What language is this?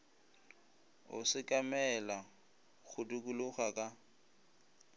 Northern Sotho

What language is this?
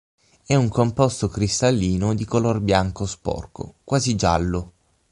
Italian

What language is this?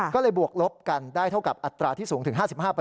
Thai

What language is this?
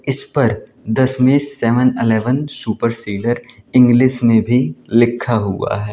Hindi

